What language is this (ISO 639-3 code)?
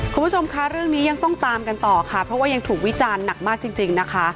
tha